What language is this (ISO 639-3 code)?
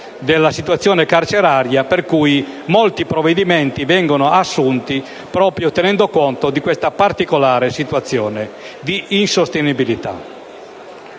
ita